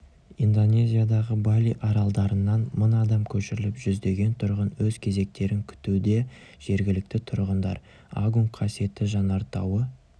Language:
Kazakh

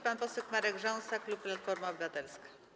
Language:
Polish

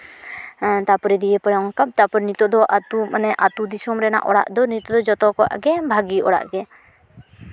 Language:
Santali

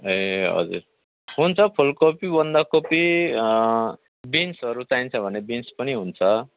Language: Nepali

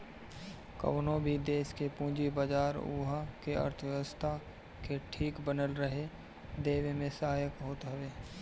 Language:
Bhojpuri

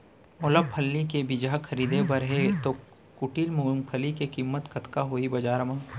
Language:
Chhattisgarhi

